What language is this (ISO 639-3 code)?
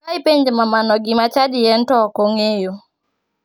luo